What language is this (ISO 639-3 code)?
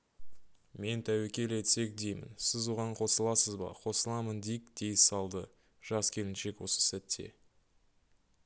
kaz